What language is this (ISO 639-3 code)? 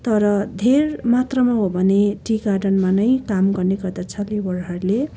nep